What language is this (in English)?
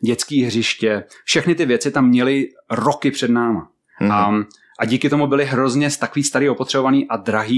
Czech